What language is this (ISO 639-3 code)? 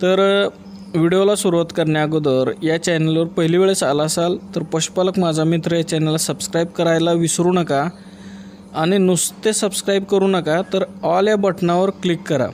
mar